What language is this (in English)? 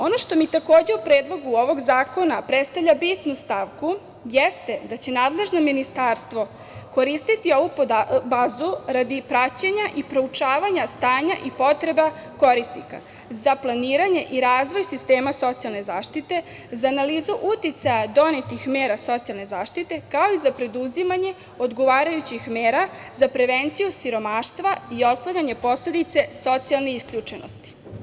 Serbian